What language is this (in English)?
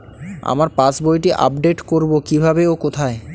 Bangla